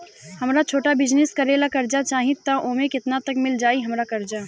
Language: Bhojpuri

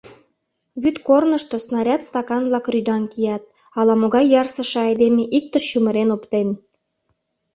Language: Mari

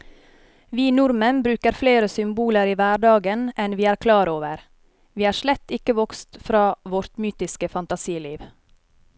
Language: Norwegian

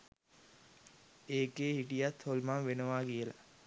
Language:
Sinhala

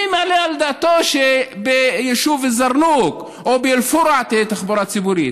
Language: Hebrew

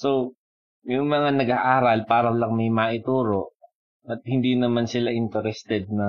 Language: Filipino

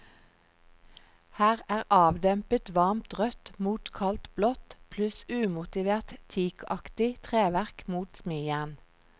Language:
Norwegian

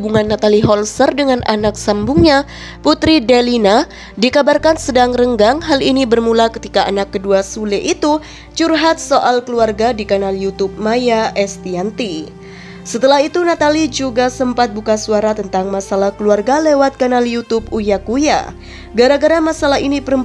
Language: Indonesian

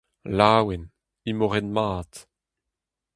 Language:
Breton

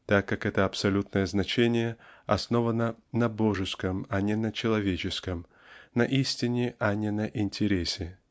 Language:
Russian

